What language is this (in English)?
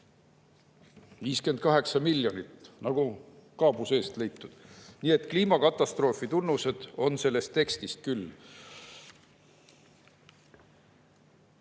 Estonian